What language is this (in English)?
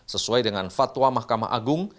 Indonesian